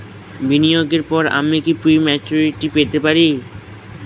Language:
Bangla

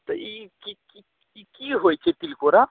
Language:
Maithili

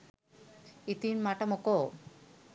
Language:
Sinhala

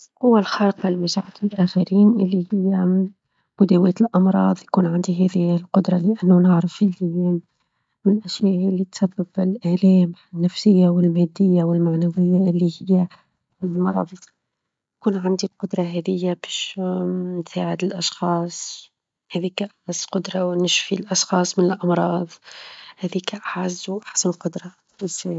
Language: Tunisian Arabic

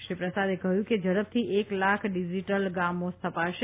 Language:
Gujarati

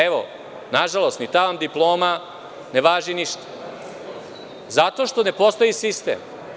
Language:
Serbian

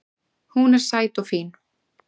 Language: Icelandic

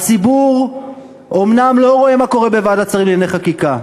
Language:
Hebrew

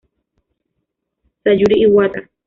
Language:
Spanish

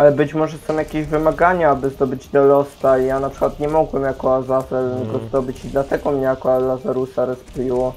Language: Polish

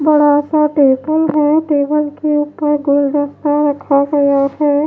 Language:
Hindi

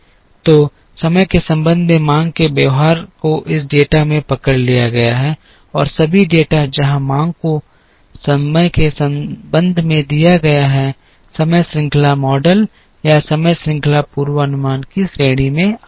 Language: Hindi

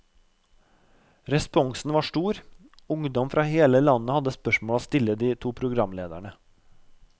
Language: Norwegian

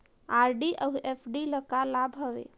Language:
Chhattisgarhi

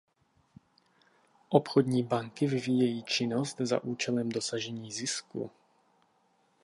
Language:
Czech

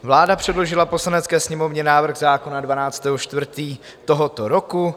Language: Czech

